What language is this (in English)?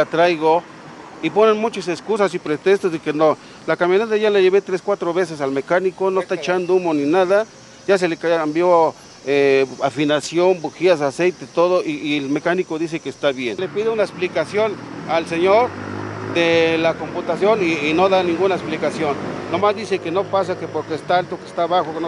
Spanish